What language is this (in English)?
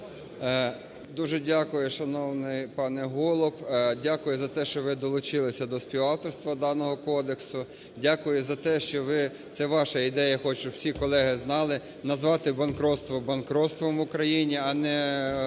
Ukrainian